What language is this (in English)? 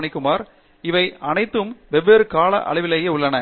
Tamil